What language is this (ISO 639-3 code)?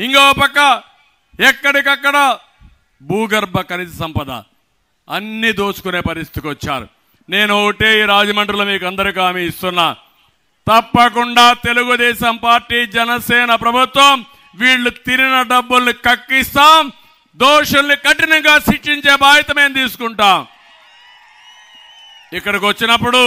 tel